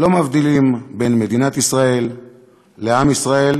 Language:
Hebrew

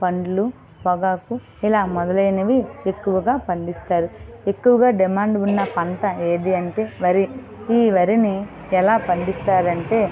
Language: Telugu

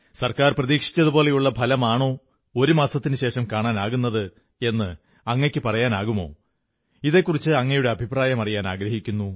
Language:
Malayalam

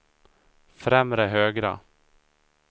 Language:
Swedish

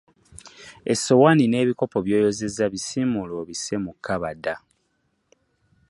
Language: Ganda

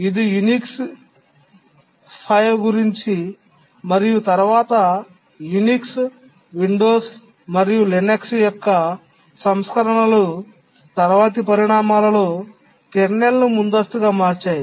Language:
Telugu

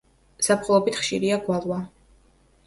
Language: Georgian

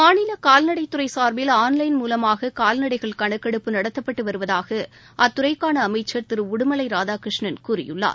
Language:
Tamil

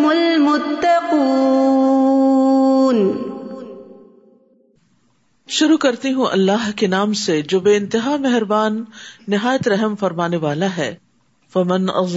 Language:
Urdu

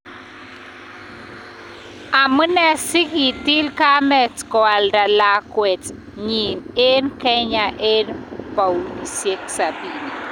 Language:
Kalenjin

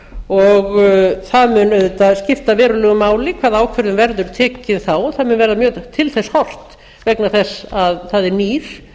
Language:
Icelandic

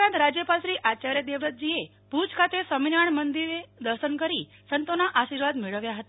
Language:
Gujarati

